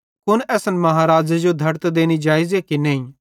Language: Bhadrawahi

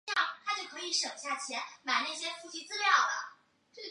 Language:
Chinese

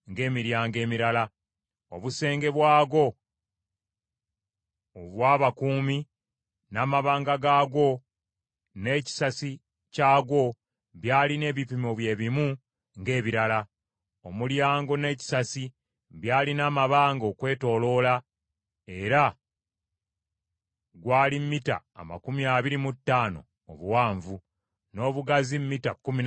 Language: Ganda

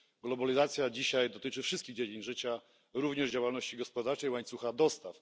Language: Polish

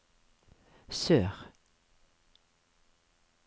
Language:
Norwegian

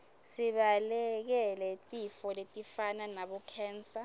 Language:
Swati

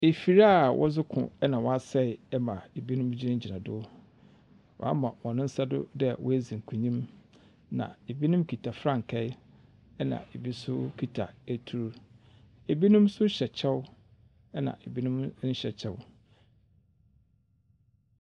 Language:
Akan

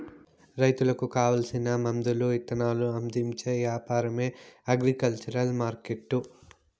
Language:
Telugu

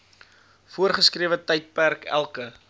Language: Afrikaans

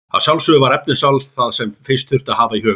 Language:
Icelandic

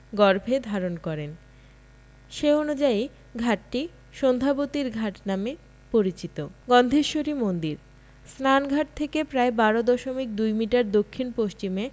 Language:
Bangla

